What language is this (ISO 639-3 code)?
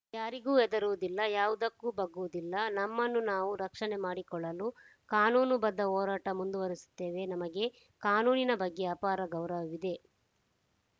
kan